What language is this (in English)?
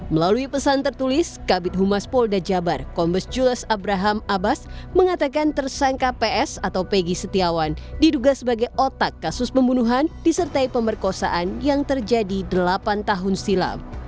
Indonesian